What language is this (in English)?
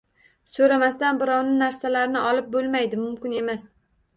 Uzbek